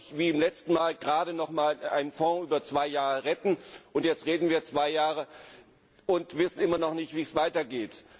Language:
German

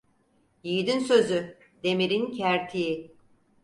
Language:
Turkish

